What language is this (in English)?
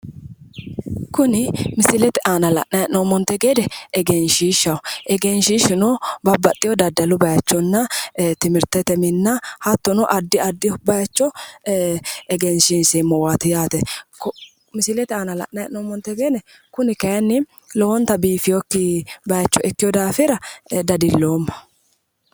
Sidamo